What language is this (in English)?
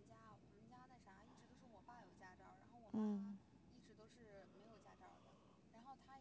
Chinese